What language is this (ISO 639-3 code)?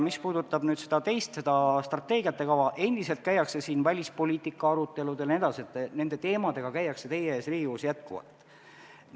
est